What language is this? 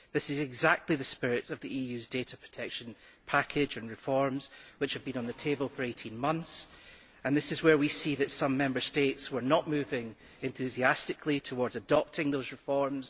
English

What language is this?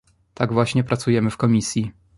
Polish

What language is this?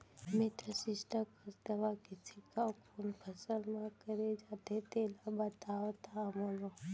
Chhattisgarhi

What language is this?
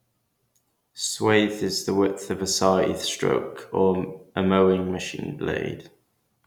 English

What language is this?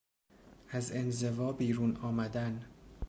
Persian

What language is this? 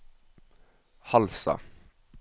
Norwegian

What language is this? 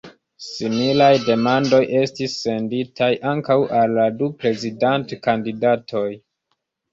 Esperanto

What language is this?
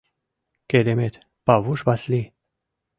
Mari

